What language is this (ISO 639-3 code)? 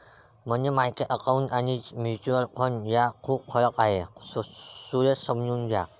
mar